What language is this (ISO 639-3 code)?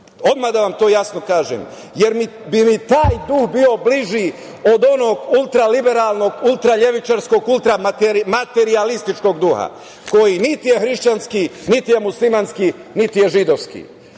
srp